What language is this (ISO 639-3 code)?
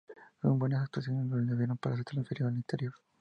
spa